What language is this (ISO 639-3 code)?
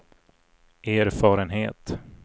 swe